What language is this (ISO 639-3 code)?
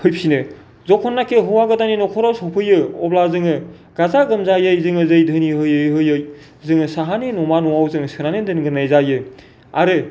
brx